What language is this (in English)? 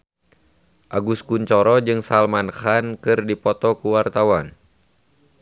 Sundanese